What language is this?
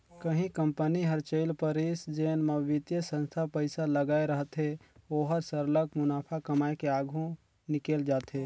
Chhattisgarhi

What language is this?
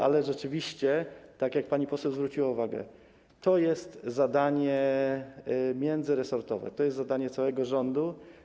Polish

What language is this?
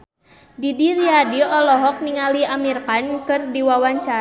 Sundanese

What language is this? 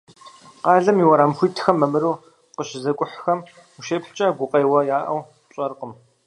Kabardian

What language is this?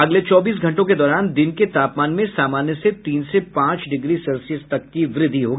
Hindi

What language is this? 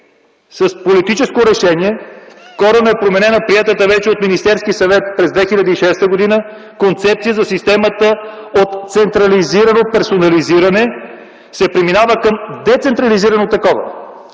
Bulgarian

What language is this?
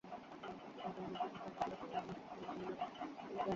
Bangla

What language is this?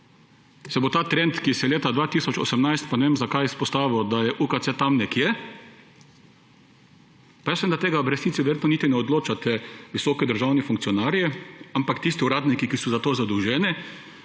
Slovenian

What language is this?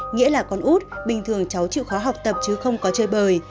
Vietnamese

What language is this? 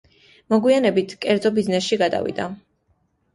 Georgian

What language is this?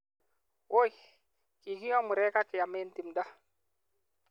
Kalenjin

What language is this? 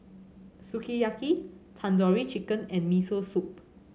English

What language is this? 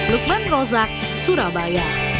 Indonesian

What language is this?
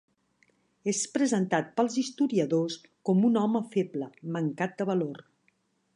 Catalan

